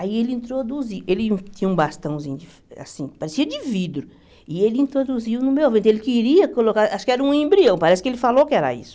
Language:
Portuguese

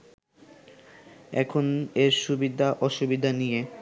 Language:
Bangla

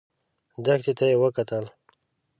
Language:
Pashto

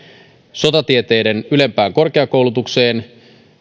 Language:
Finnish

